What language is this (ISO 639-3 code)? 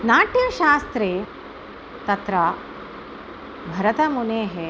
san